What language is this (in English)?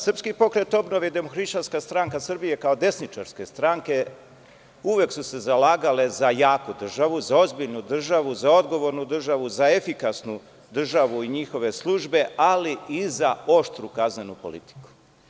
Serbian